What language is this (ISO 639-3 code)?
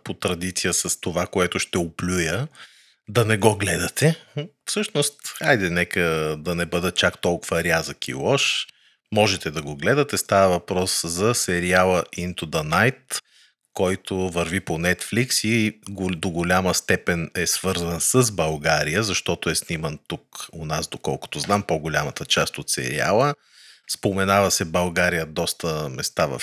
bul